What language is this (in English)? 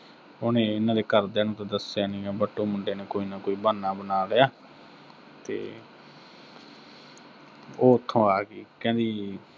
Punjabi